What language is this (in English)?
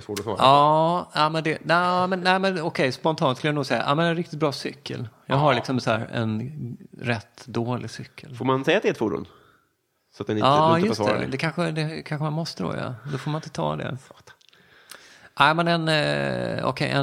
Swedish